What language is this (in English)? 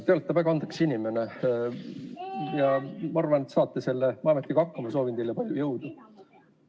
Estonian